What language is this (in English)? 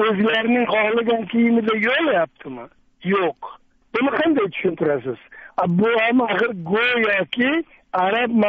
Turkish